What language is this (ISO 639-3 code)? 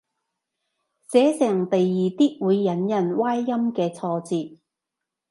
yue